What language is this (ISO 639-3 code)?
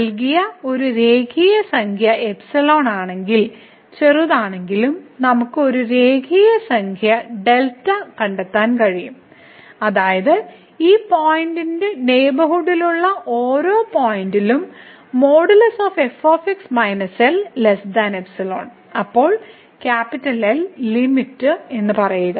mal